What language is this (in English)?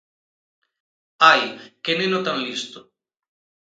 Galician